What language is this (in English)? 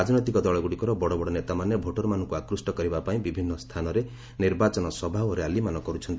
Odia